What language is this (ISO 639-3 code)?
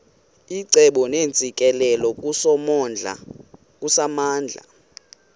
xho